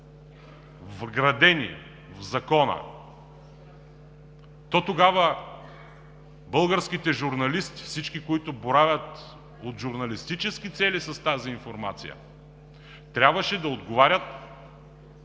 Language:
Bulgarian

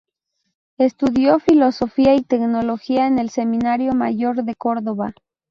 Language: Spanish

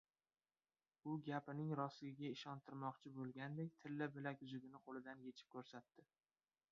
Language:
Uzbek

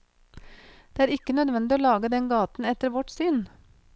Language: Norwegian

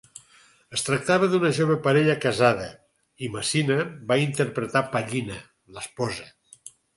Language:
Catalan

